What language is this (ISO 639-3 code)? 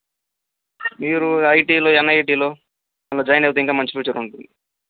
tel